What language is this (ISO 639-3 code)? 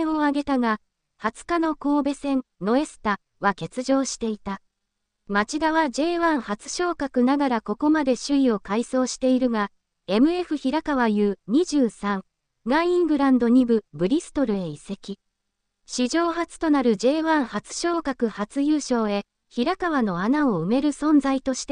jpn